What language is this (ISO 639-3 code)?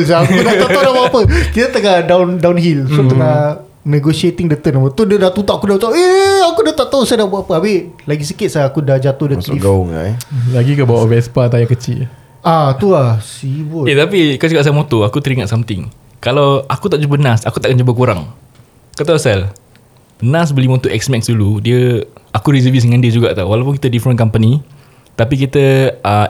msa